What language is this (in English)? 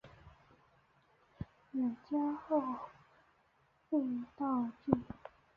Chinese